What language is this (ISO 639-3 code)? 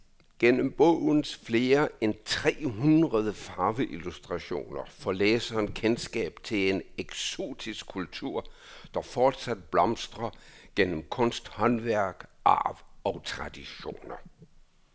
dan